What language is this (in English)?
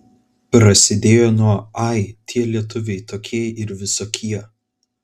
Lithuanian